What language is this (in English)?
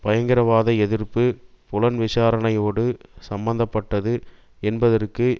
Tamil